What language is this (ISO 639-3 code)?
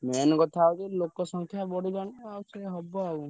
ori